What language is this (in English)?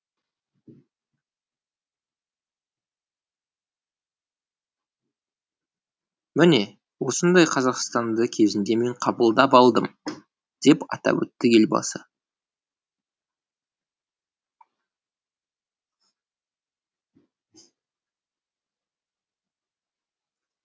Kazakh